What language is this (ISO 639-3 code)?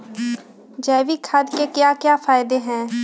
mag